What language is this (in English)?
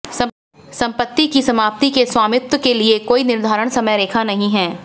Hindi